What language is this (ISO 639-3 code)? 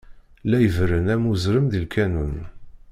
kab